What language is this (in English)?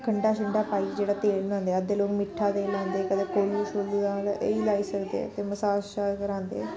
Dogri